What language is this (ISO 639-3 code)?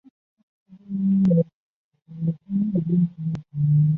zho